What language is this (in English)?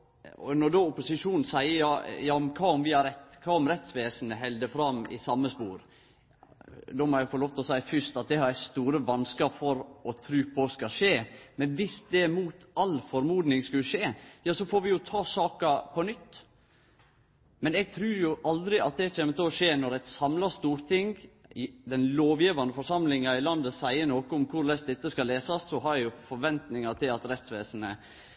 Norwegian Nynorsk